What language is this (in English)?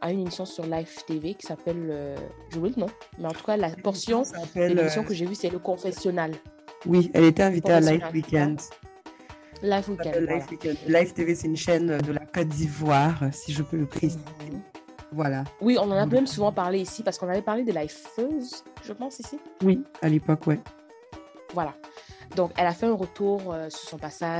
French